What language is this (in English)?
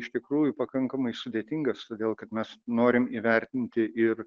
Lithuanian